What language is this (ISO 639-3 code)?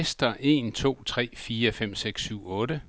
dan